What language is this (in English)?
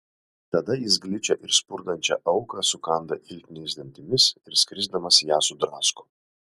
Lithuanian